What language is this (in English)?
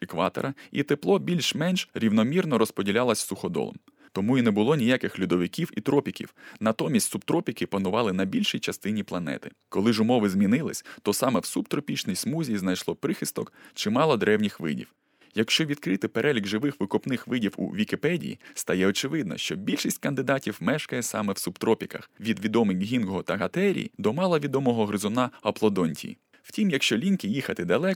Ukrainian